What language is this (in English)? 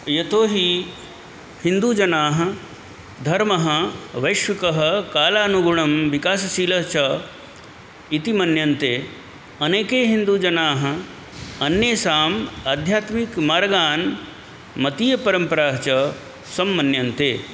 Sanskrit